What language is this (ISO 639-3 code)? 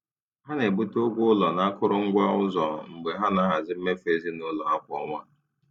ibo